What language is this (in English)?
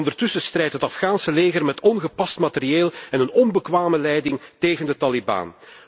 Dutch